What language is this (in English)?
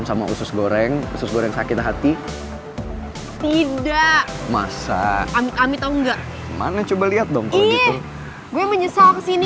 Indonesian